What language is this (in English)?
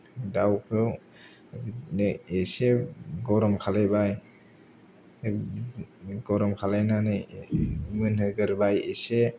Bodo